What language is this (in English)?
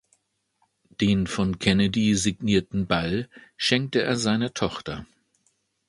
German